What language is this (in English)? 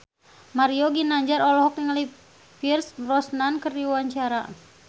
Sundanese